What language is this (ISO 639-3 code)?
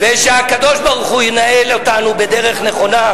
heb